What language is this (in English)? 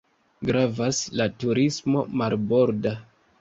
Esperanto